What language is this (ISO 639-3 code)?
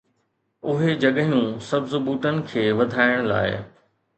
snd